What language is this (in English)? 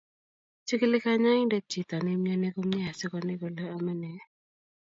Kalenjin